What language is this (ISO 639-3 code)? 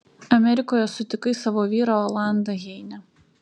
lit